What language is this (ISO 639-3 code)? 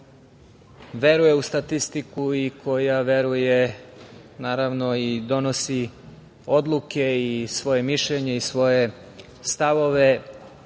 srp